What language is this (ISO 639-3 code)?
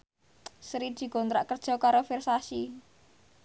jav